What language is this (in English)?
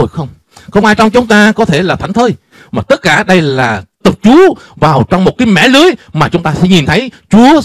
Vietnamese